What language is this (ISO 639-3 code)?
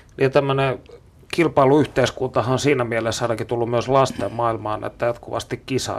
fin